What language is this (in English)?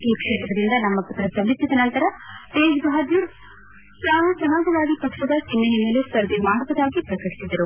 Kannada